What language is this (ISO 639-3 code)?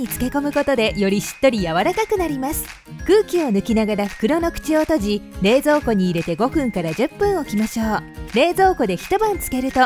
jpn